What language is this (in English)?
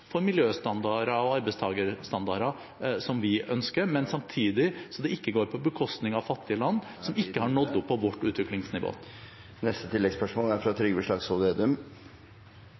Norwegian